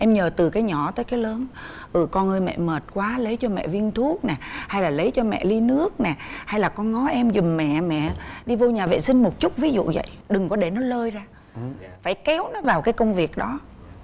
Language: Vietnamese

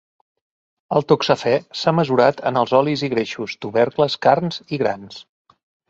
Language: Catalan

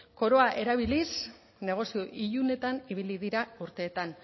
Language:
Basque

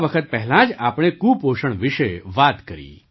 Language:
Gujarati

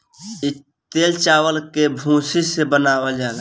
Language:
Bhojpuri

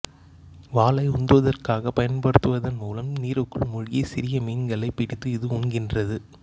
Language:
Tamil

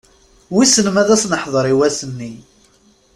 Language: Kabyle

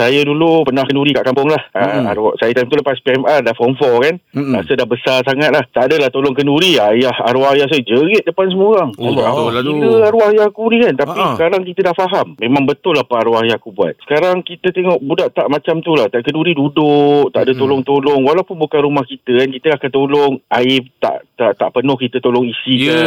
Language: Malay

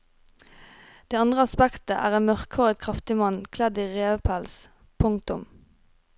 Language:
Norwegian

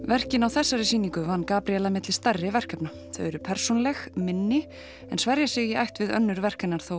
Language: Icelandic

